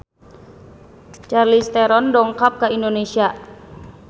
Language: Sundanese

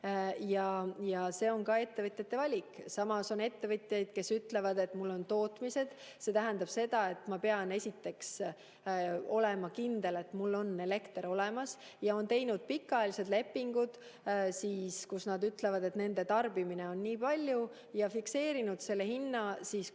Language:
Estonian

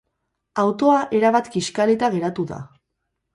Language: Basque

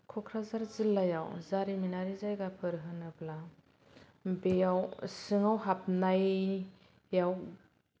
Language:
Bodo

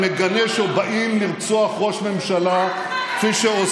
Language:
Hebrew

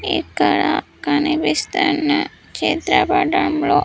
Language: Telugu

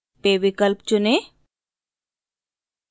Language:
Hindi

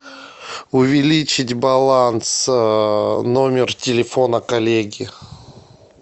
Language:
Russian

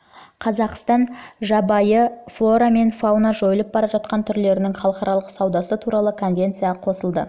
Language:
Kazakh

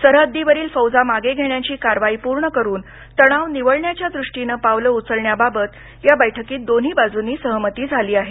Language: Marathi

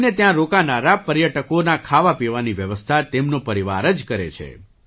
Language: Gujarati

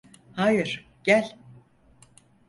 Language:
Turkish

